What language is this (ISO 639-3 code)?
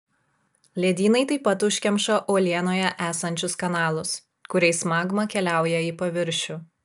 lit